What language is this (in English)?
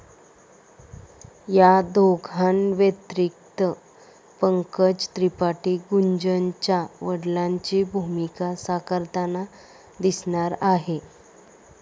Marathi